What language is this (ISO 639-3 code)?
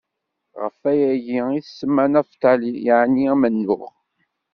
kab